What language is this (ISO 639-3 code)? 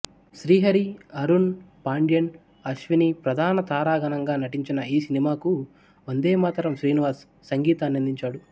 tel